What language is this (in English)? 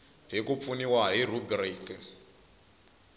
Tsonga